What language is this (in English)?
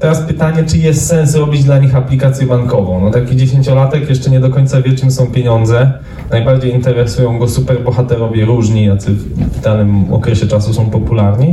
Polish